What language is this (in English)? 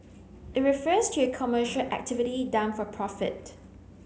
English